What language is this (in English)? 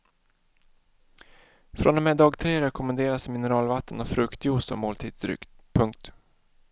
Swedish